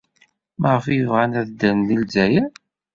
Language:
Kabyle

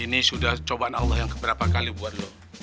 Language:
Indonesian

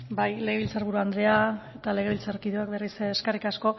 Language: Basque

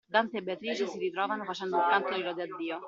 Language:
Italian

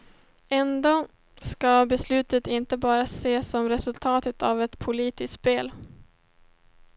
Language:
Swedish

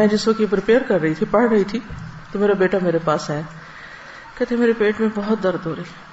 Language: Urdu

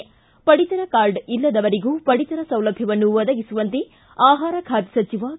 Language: Kannada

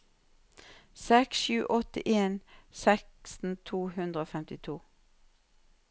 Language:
Norwegian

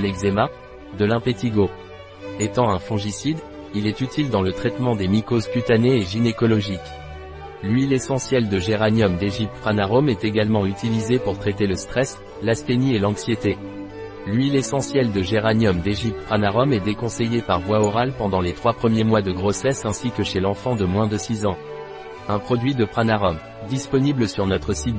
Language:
French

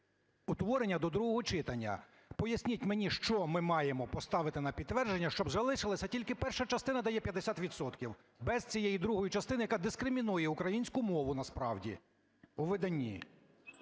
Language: Ukrainian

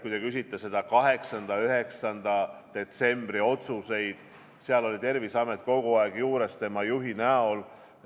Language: Estonian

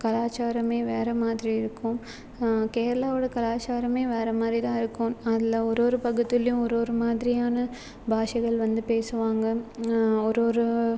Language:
Tamil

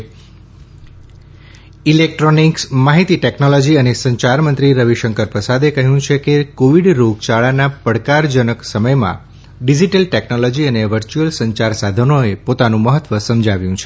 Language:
Gujarati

